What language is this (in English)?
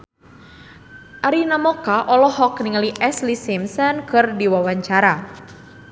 Sundanese